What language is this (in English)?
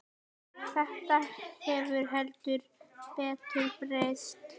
Icelandic